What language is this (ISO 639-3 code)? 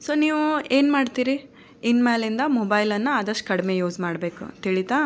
kan